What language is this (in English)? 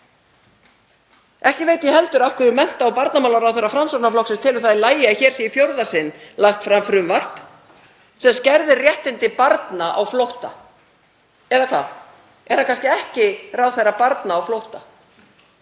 Icelandic